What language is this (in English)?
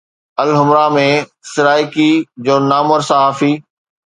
Sindhi